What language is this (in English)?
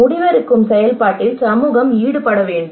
Tamil